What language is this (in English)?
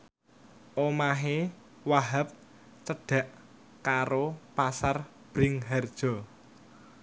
Javanese